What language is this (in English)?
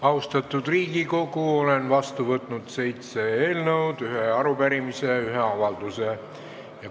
Estonian